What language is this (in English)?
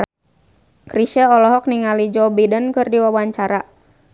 Sundanese